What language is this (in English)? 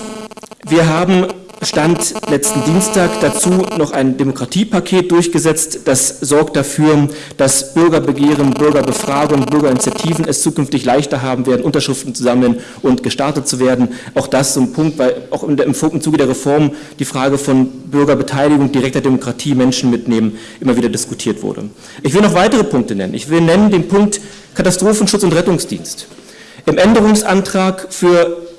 German